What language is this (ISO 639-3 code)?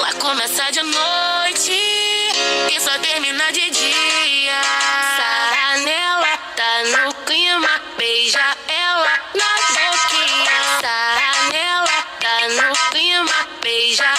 ron